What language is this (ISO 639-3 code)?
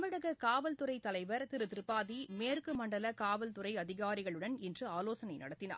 tam